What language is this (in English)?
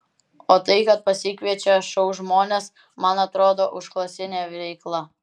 Lithuanian